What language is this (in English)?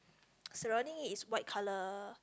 English